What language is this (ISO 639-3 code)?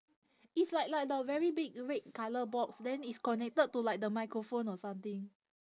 eng